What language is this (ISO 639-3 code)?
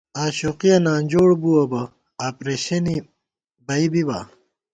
gwt